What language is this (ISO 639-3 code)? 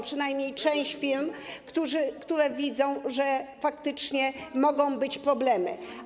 pol